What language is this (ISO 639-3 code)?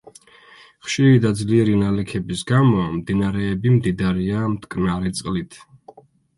kat